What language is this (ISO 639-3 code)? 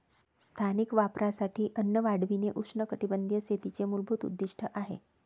mar